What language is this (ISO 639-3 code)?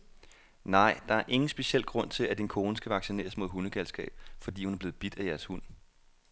dan